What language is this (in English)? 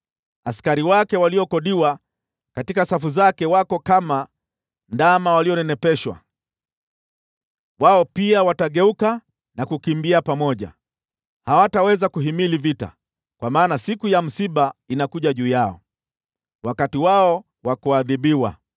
Swahili